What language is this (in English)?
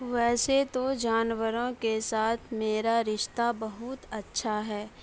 Urdu